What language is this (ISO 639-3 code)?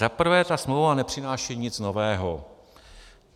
ces